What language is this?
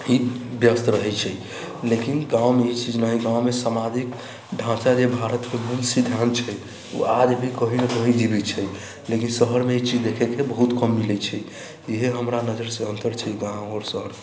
Maithili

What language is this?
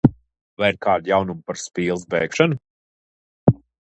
Latvian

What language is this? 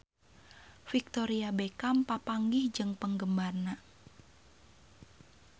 Sundanese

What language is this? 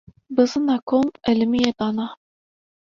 Kurdish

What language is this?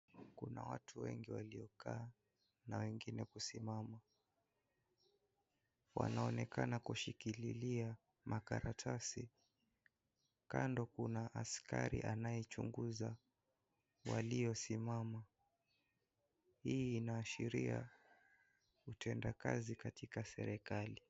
Swahili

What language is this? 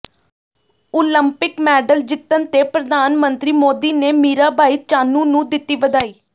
Punjabi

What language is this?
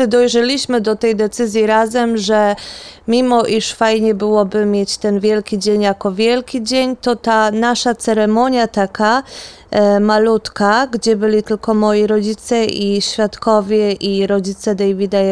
Polish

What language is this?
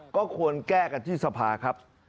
Thai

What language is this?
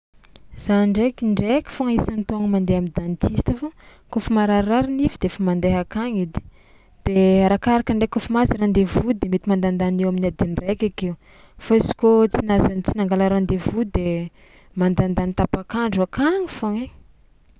Tsimihety Malagasy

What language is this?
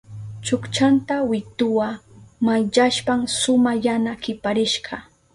Southern Pastaza Quechua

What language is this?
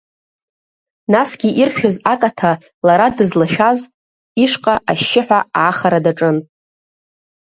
Abkhazian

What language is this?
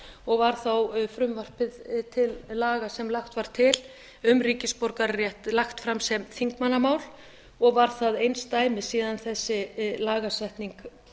Icelandic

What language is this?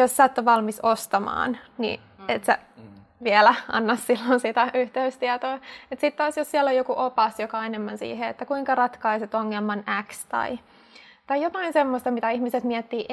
Finnish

